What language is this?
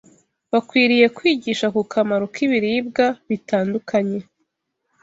Kinyarwanda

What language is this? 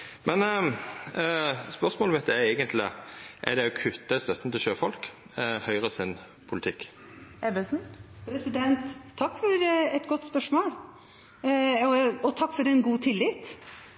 Norwegian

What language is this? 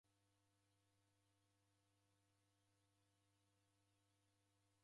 Taita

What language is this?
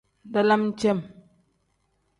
Tem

